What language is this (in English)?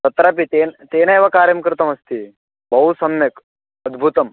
Sanskrit